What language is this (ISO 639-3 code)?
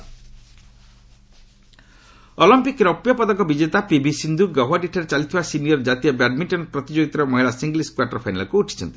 ori